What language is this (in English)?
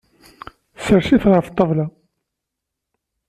Kabyle